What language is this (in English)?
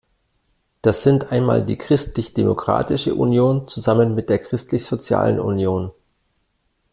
German